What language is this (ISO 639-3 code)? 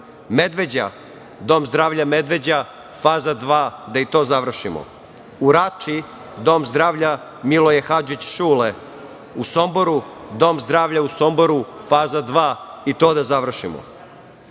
srp